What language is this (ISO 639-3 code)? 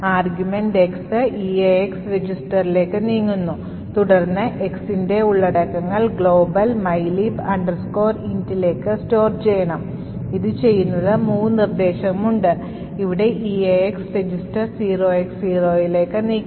mal